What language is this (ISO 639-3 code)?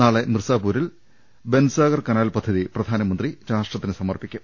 mal